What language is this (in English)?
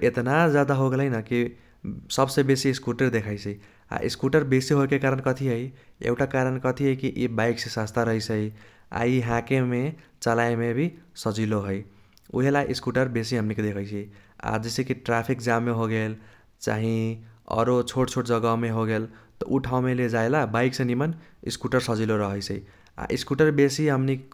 Kochila Tharu